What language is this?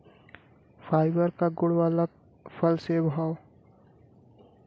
Bhojpuri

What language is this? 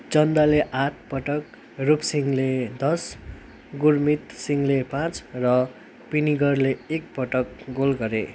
Nepali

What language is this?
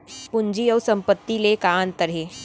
Chhattisgarhi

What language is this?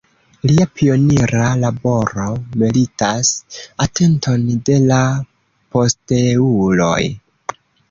Esperanto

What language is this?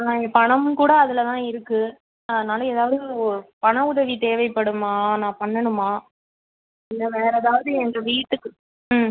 Tamil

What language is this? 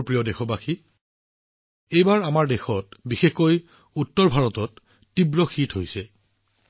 Assamese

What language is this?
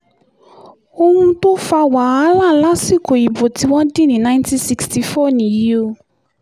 Yoruba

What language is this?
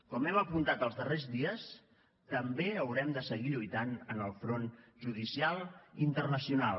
Catalan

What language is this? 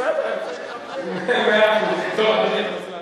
Hebrew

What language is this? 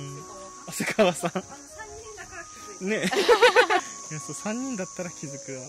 Japanese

